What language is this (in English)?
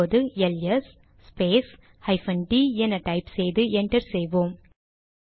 Tamil